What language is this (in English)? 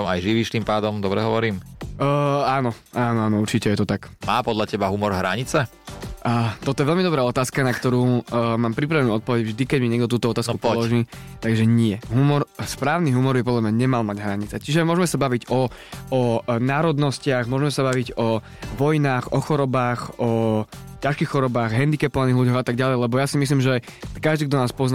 Slovak